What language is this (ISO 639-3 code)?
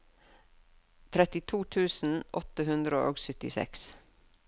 nor